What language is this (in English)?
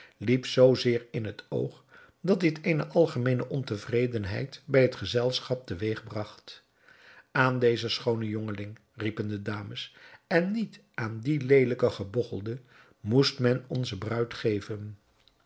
Dutch